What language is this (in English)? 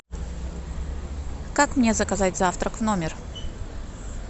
Russian